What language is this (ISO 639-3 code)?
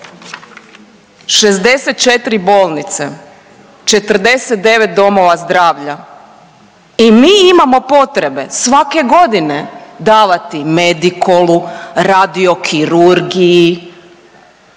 hrv